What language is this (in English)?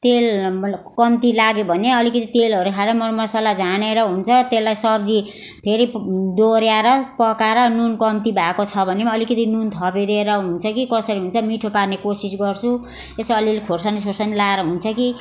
Nepali